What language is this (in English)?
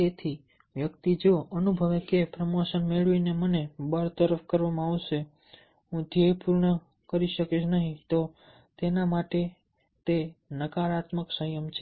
Gujarati